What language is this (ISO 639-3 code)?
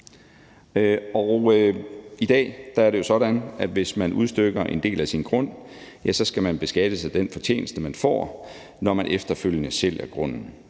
dan